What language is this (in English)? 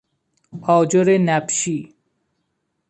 Persian